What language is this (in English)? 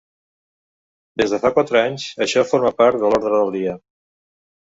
Catalan